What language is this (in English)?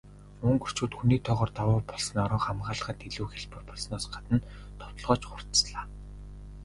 Mongolian